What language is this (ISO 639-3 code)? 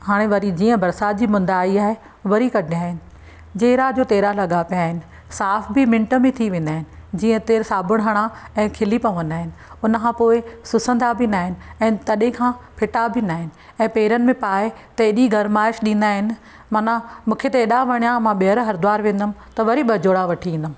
snd